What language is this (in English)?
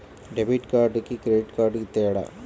Telugu